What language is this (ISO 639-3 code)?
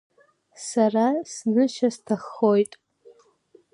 abk